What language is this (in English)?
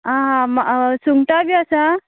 Konkani